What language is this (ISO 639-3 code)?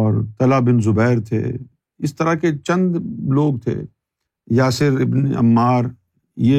urd